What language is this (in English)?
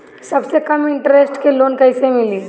Bhojpuri